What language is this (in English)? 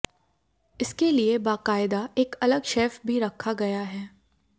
Hindi